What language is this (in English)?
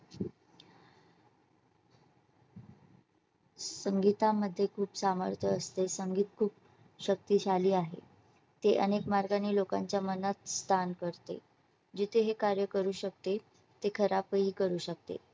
Marathi